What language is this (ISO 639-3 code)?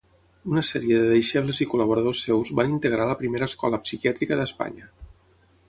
cat